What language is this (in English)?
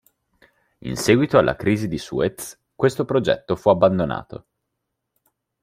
Italian